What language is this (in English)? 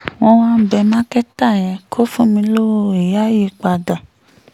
Yoruba